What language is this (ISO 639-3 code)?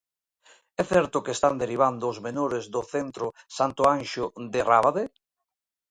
glg